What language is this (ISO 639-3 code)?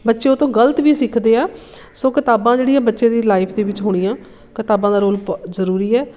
pan